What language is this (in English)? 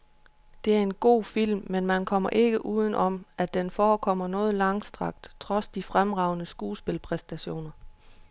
Danish